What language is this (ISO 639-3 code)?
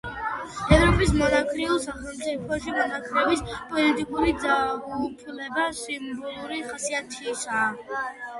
kat